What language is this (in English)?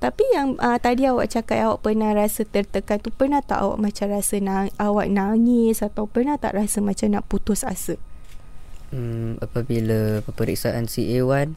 Malay